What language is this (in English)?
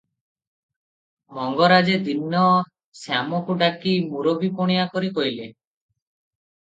Odia